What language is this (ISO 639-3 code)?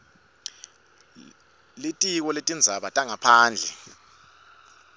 ssw